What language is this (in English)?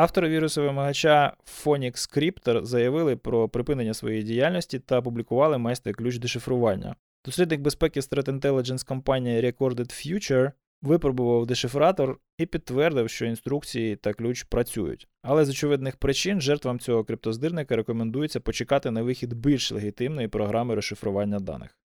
Ukrainian